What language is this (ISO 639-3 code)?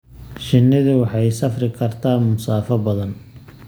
som